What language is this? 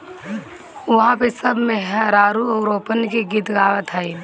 Bhojpuri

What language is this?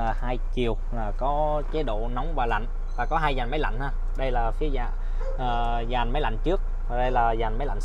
Vietnamese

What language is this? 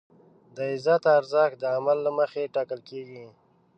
Pashto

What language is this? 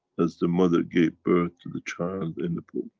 English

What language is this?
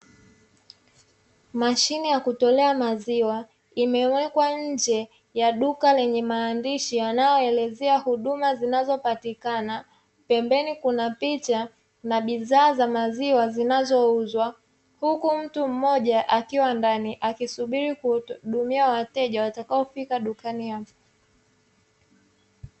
Swahili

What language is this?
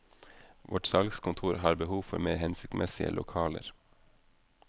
Norwegian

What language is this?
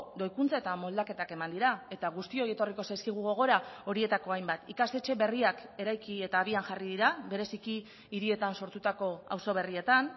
Basque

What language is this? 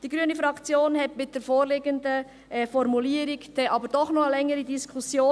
Swiss German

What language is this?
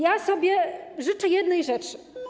Polish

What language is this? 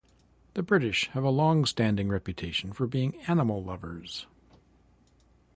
English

